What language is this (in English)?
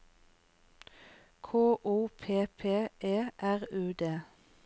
Norwegian